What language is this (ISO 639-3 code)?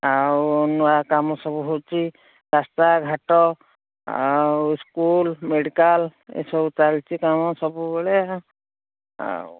ori